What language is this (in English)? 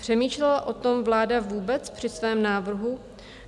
Czech